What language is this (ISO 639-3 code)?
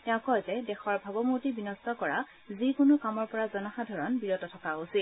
asm